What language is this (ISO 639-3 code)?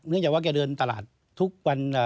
tha